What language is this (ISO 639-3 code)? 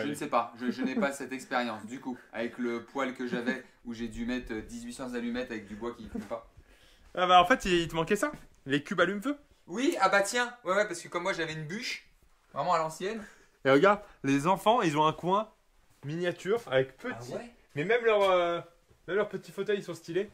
fra